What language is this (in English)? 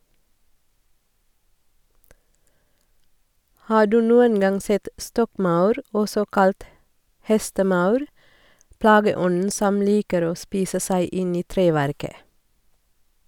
Norwegian